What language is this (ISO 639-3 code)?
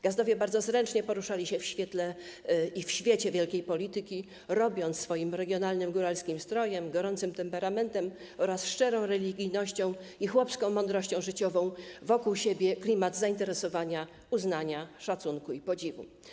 pol